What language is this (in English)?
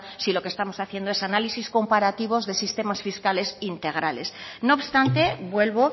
Spanish